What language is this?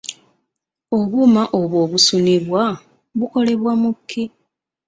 Ganda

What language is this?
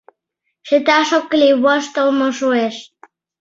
Mari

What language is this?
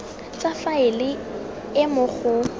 Tswana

